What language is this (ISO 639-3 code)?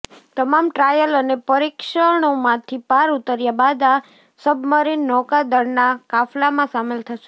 guj